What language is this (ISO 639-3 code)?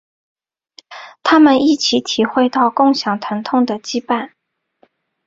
zho